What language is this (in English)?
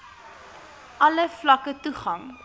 Afrikaans